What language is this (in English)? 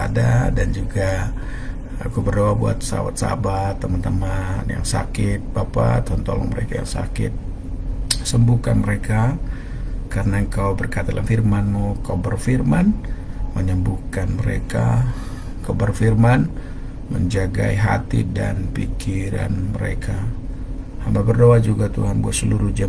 Indonesian